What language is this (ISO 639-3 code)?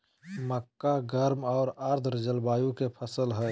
mag